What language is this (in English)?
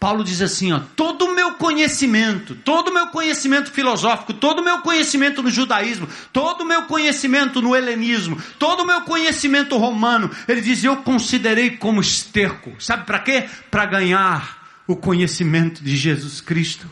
Portuguese